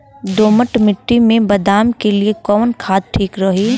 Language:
Bhojpuri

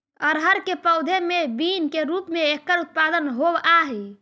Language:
Magahi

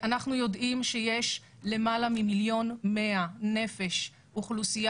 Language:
Hebrew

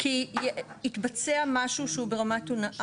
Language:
Hebrew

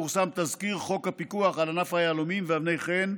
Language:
Hebrew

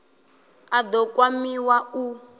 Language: Venda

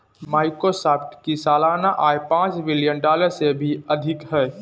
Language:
Hindi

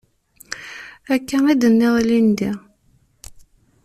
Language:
Kabyle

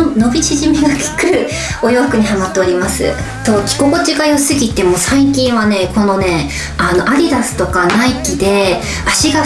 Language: Japanese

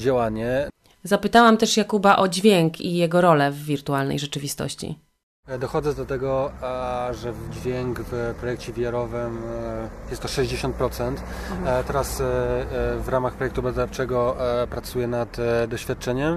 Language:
Polish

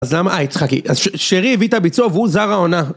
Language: Hebrew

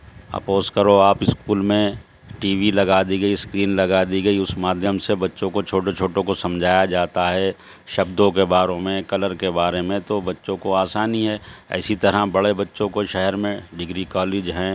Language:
Urdu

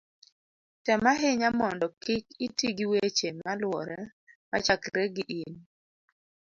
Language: Luo (Kenya and Tanzania)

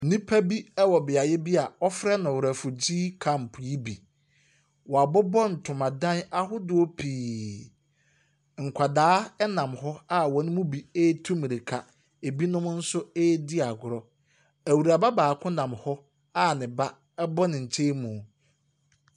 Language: Akan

